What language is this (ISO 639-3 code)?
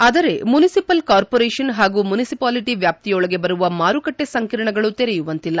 kan